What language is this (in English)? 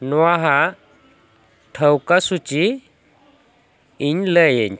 Santali